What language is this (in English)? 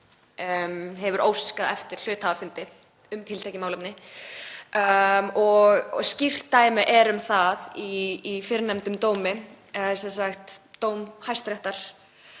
Icelandic